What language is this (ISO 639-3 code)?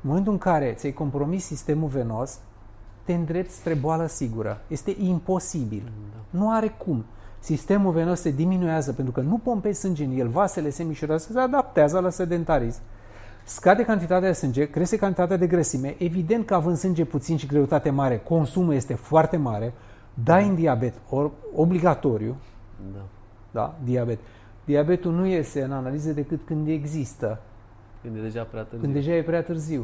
ron